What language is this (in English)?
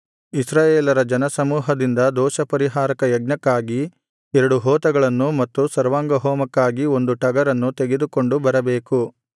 Kannada